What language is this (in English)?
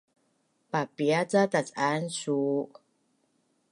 Bunun